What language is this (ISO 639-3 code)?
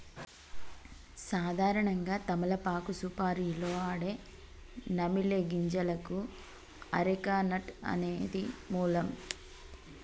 tel